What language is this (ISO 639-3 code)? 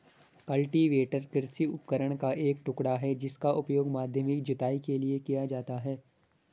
hin